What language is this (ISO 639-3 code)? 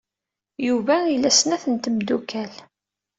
kab